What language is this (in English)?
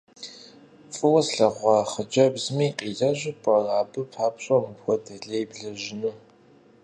Kabardian